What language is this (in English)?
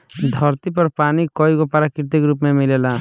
Bhojpuri